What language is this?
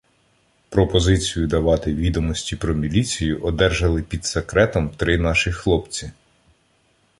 Ukrainian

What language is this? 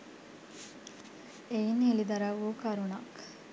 Sinhala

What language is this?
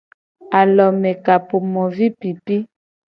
Gen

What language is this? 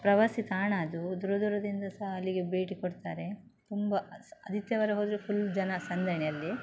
Kannada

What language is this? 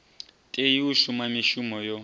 Venda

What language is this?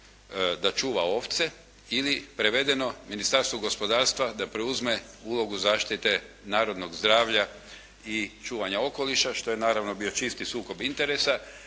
Croatian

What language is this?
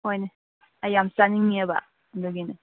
Manipuri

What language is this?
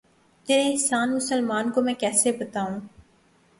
Urdu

